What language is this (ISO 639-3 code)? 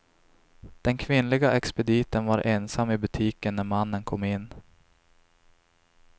swe